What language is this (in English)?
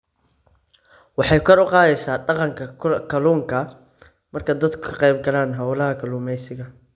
Somali